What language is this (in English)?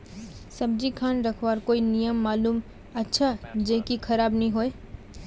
Magahi